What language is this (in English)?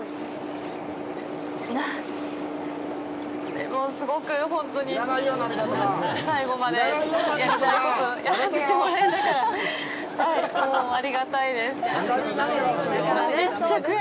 Japanese